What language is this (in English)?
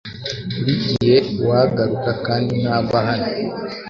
Kinyarwanda